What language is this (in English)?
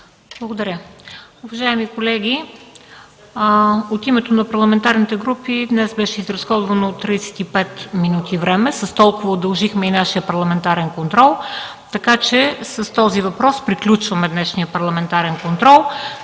Bulgarian